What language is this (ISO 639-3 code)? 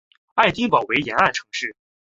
zho